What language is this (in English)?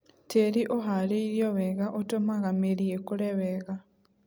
Kikuyu